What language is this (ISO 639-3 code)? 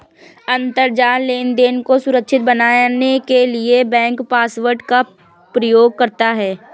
hin